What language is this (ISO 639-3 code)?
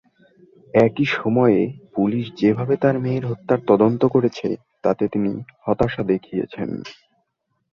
ben